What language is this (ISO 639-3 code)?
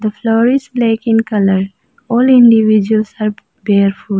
eng